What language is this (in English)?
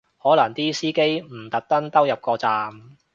Cantonese